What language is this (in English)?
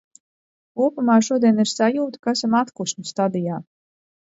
Latvian